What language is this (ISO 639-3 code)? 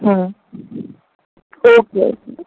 guj